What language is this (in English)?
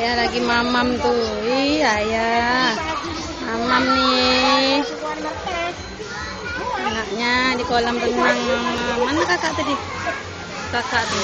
Indonesian